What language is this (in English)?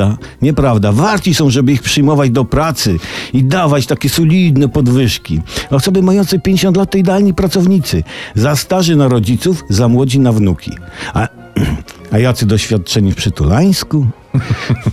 Polish